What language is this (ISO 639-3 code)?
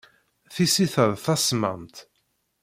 kab